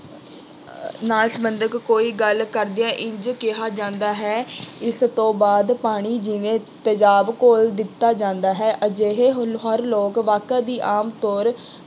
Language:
Punjabi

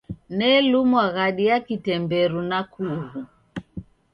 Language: Taita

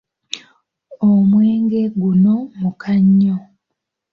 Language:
Ganda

